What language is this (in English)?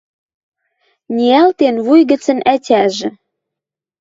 Western Mari